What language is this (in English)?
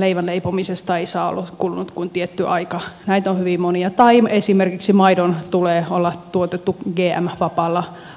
Finnish